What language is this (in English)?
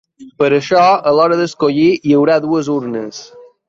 Catalan